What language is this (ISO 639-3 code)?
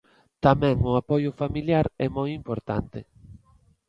glg